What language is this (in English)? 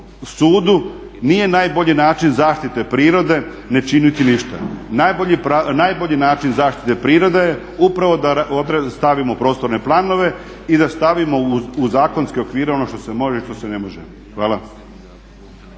Croatian